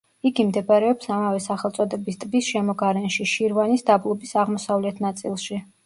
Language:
Georgian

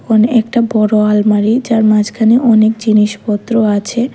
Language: Bangla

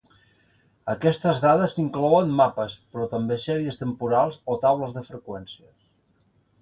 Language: Catalan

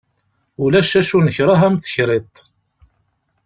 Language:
Kabyle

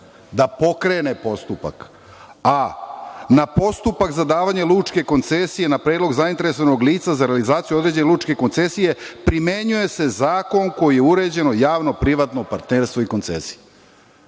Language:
Serbian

